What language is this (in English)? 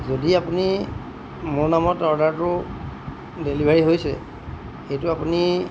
Assamese